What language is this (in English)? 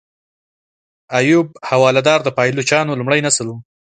Pashto